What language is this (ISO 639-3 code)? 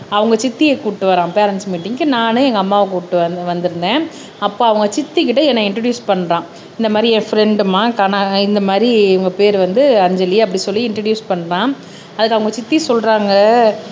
tam